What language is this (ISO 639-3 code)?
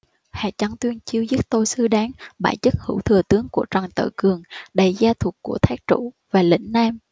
vie